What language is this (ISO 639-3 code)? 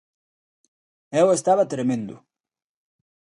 glg